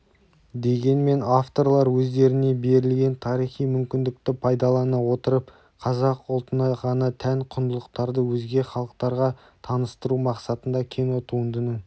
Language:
Kazakh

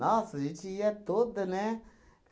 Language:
Portuguese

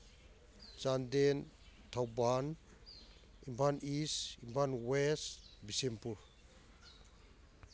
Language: Manipuri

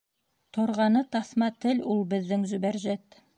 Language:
Bashkir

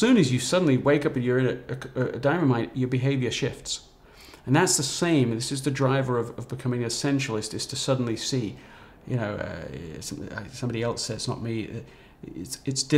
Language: English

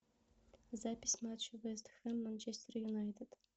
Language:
Russian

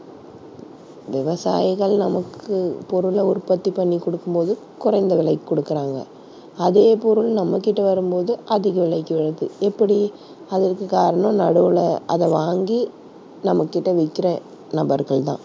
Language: Tamil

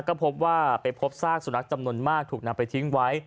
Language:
Thai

